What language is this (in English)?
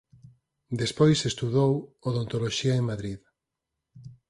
Galician